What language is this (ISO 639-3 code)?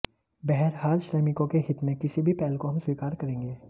hin